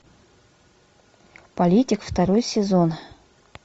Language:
Russian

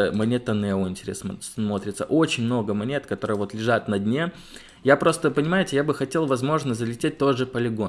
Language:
Russian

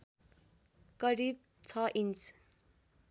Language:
Nepali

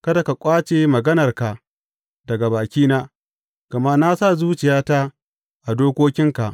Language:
Hausa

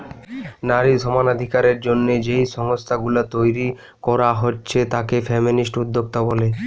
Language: Bangla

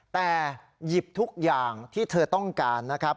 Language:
Thai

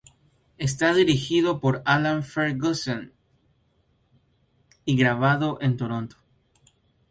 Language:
Spanish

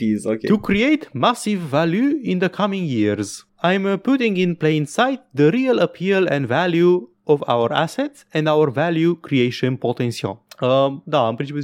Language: Romanian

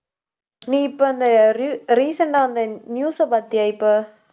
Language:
Tamil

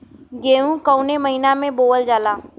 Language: Bhojpuri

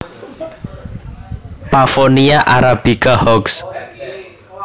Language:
Javanese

